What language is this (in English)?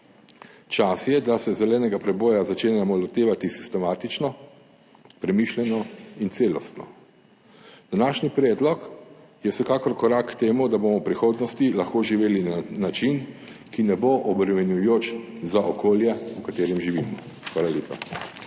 Slovenian